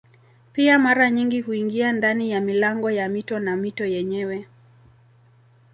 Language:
Swahili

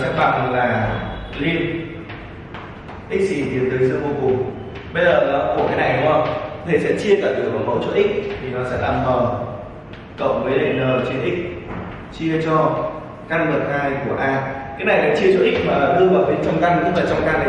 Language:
Vietnamese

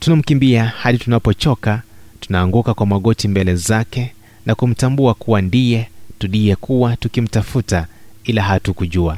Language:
Swahili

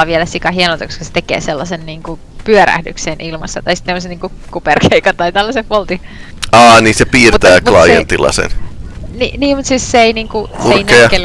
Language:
Finnish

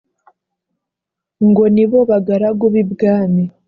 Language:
Kinyarwanda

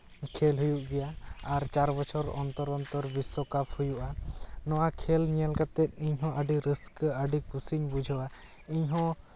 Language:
Santali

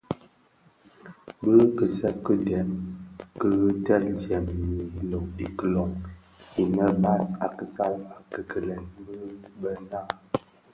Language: Bafia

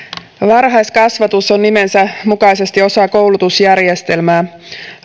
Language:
Finnish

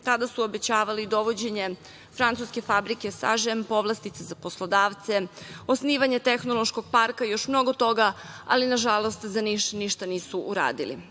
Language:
Serbian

